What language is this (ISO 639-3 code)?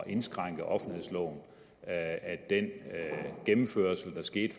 dan